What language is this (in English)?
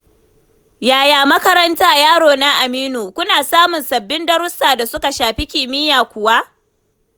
Hausa